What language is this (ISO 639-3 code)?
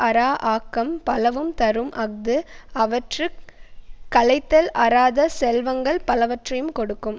tam